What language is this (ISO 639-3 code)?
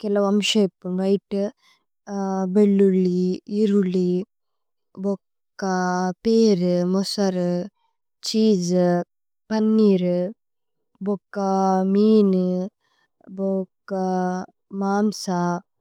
tcy